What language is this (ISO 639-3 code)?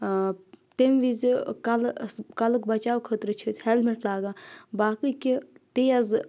kas